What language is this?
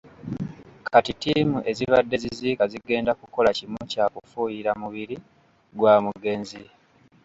Ganda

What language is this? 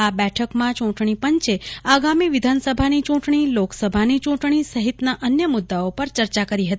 Gujarati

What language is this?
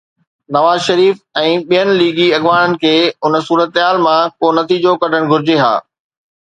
Sindhi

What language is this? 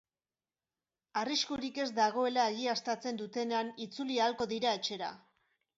Basque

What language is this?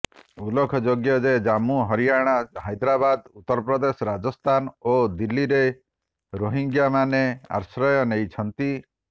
Odia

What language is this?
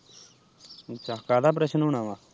Punjabi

